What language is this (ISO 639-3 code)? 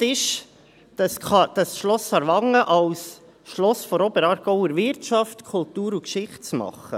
gsw